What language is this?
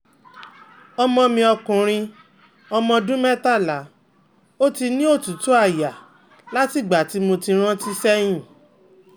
Yoruba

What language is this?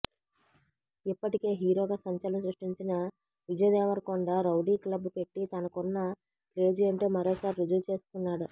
Telugu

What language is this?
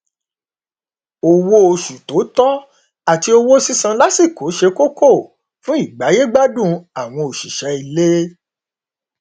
Yoruba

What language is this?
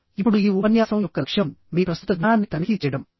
Telugu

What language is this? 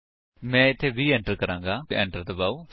Punjabi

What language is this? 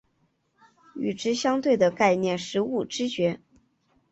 Chinese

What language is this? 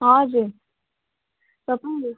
Nepali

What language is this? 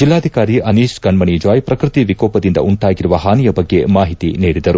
Kannada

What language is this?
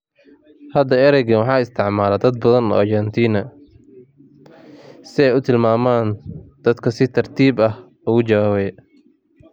Somali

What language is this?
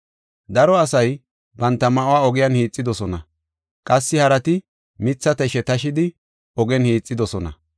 Gofa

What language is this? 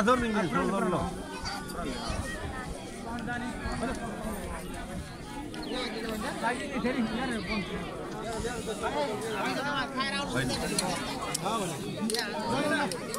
Indonesian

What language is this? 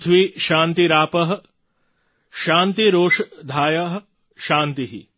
Gujarati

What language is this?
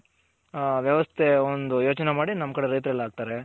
Kannada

